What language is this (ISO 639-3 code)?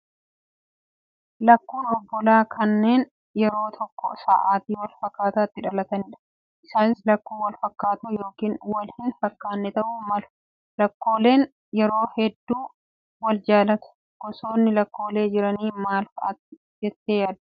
orm